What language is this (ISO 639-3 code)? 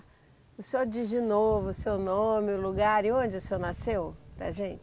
por